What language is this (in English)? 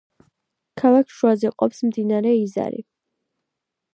Georgian